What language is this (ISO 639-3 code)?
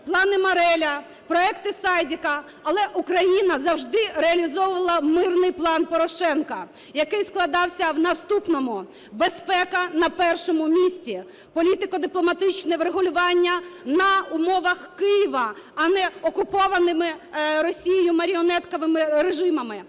ukr